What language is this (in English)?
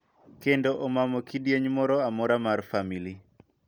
Luo (Kenya and Tanzania)